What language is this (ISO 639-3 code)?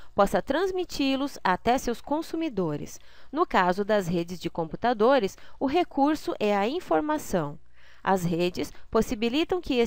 por